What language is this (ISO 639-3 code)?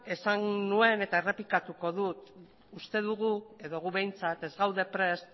eus